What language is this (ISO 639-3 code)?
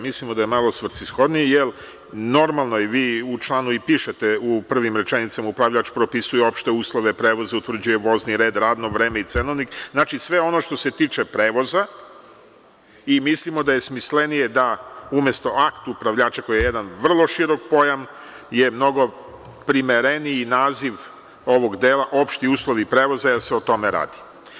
srp